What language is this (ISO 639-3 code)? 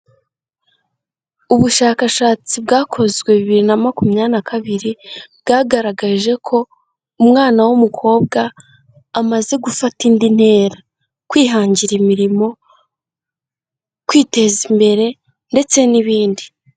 kin